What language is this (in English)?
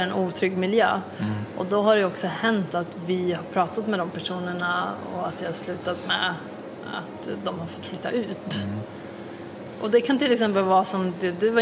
Swedish